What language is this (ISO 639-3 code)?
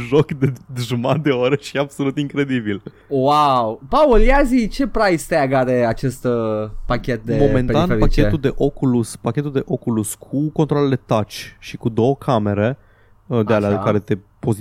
ron